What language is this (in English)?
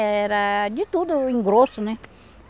Portuguese